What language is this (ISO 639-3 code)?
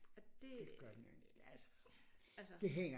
dan